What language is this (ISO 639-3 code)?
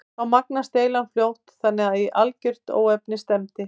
isl